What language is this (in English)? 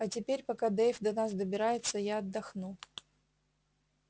Russian